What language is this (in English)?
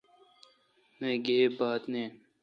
Kalkoti